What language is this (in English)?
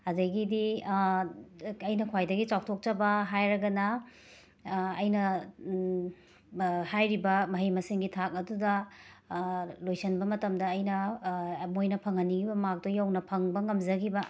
Manipuri